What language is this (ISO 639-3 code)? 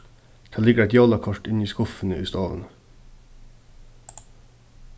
fao